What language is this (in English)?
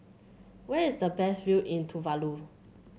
English